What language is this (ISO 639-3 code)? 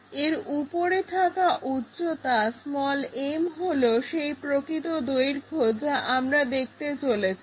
ben